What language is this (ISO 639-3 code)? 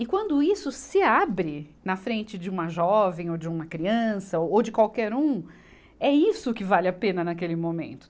por